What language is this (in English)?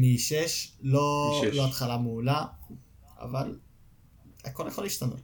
Hebrew